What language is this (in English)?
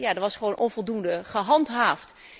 Dutch